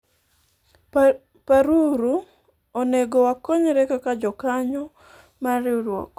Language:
Luo (Kenya and Tanzania)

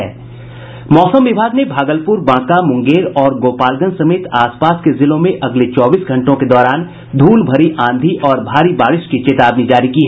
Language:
Hindi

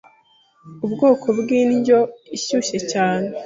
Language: Kinyarwanda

